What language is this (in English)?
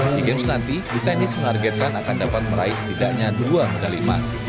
Indonesian